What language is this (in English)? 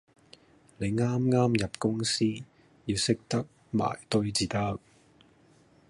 Cantonese